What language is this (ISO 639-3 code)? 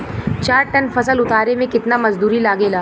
bho